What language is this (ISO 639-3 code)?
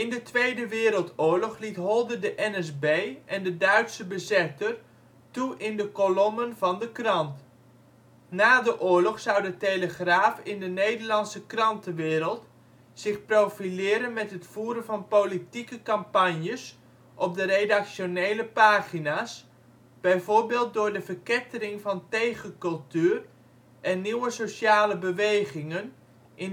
nld